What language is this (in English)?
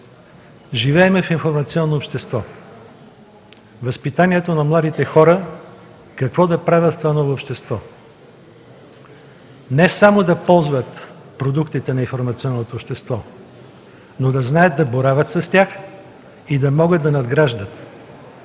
Bulgarian